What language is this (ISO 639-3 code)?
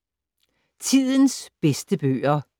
dan